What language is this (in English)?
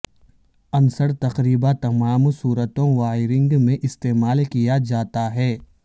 Urdu